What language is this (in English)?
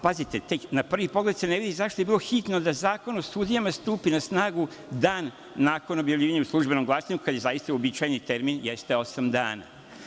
Serbian